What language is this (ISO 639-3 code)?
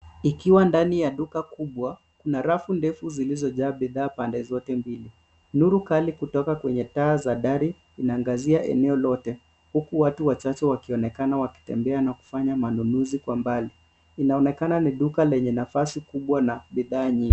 swa